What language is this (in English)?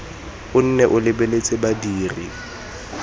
Tswana